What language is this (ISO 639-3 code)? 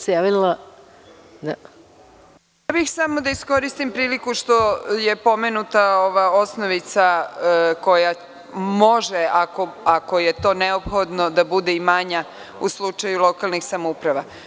srp